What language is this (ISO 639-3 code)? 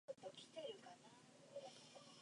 zho